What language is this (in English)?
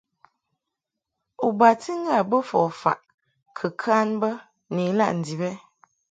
Mungaka